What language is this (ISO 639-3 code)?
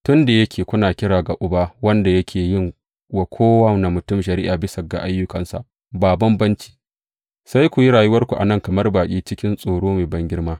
hau